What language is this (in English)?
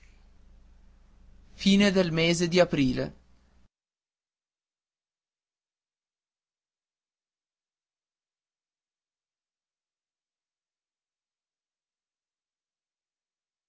Italian